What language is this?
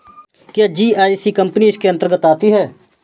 Hindi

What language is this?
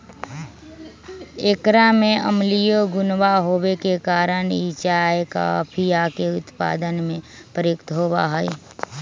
Magahi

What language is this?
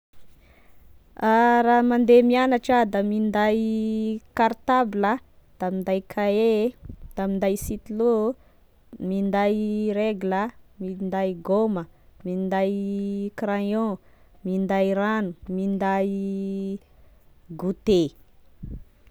Tesaka Malagasy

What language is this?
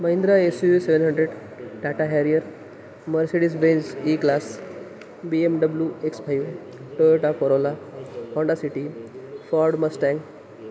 Marathi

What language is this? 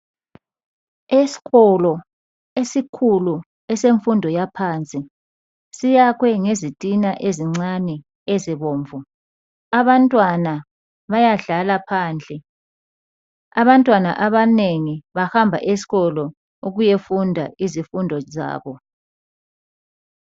North Ndebele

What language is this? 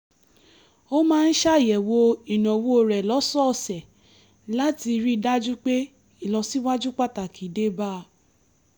Yoruba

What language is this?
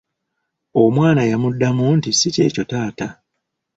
Ganda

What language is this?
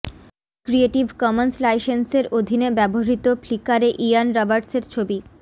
Bangla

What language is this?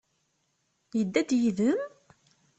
Kabyle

